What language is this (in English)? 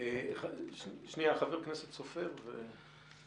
Hebrew